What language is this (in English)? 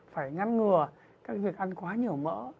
Vietnamese